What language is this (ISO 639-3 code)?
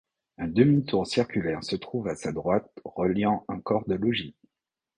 fra